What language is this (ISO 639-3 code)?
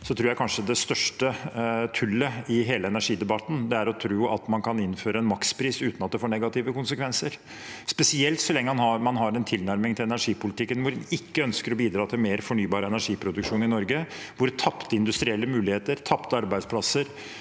nor